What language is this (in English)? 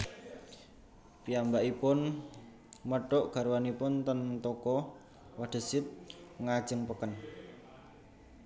Javanese